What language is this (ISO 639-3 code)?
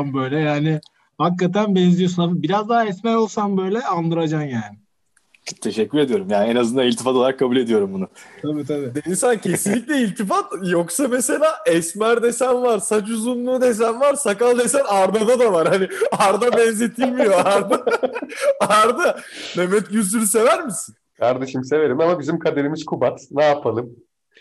tur